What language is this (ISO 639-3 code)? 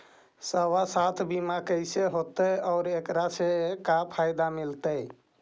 mag